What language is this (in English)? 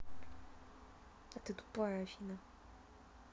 Russian